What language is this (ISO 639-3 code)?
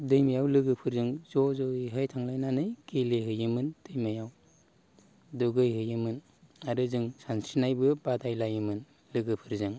brx